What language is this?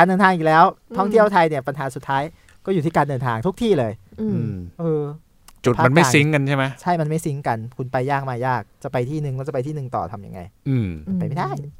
Thai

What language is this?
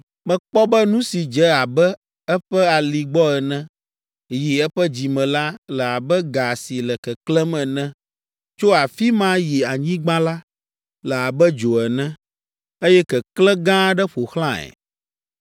Ewe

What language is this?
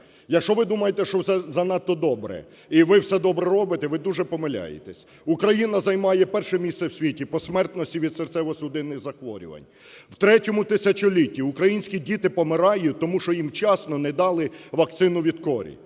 Ukrainian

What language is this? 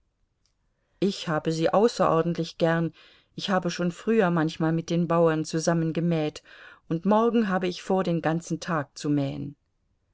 German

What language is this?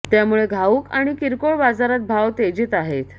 Marathi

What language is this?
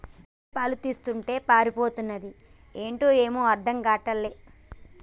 Telugu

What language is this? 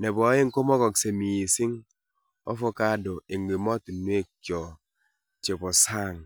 Kalenjin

